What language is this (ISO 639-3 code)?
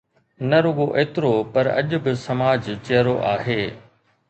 snd